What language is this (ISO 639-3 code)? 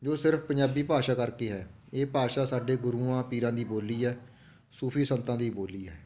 pan